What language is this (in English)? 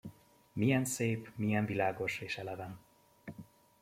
Hungarian